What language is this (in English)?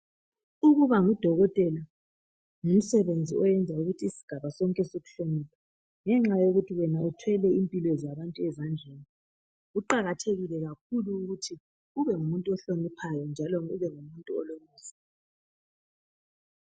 North Ndebele